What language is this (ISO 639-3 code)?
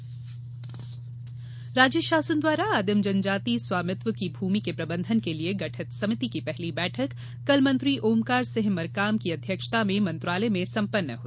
hin